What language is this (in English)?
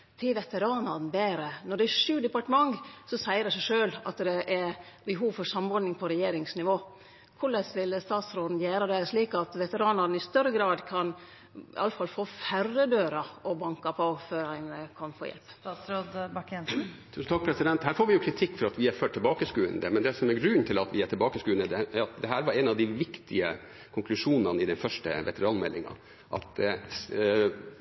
Norwegian